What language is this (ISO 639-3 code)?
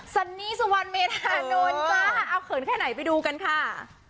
tha